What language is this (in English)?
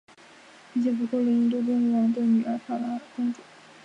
Chinese